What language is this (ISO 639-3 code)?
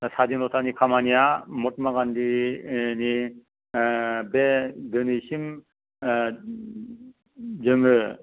brx